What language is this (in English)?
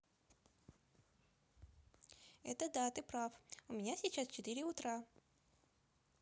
Russian